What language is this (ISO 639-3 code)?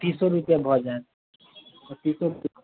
mai